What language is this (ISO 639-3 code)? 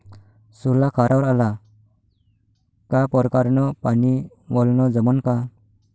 mar